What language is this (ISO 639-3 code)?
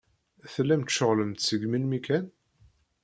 kab